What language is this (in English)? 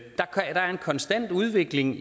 Danish